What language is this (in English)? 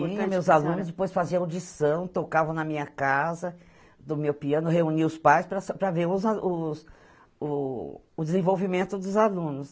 Portuguese